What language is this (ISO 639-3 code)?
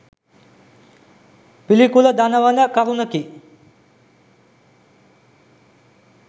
sin